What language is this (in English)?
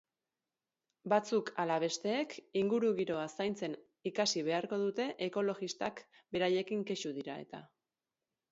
Basque